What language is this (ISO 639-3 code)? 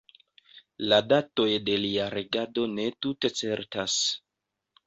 epo